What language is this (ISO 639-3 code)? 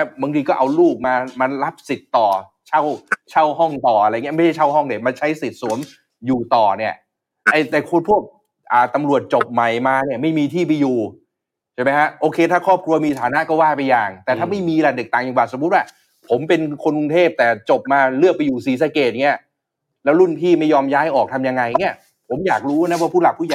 tha